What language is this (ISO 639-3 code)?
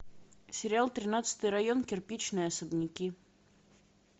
rus